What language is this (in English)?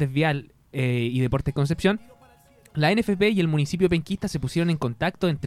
Spanish